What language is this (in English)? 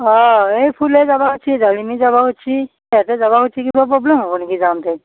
Assamese